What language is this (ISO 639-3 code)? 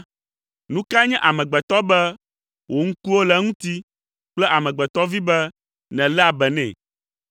ewe